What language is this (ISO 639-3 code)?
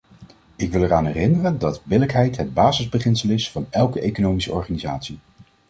nld